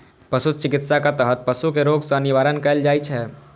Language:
Maithili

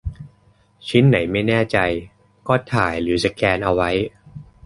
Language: Thai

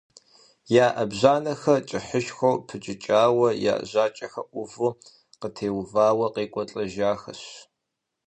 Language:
Kabardian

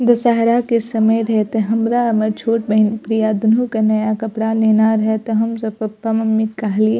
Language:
Maithili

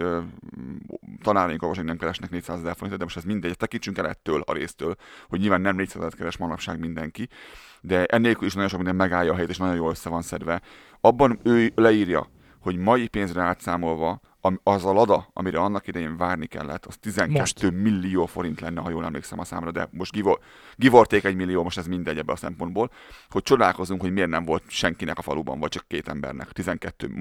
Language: Hungarian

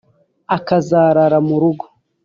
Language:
Kinyarwanda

